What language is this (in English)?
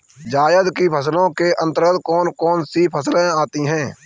Hindi